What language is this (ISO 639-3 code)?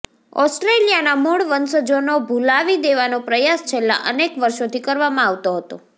guj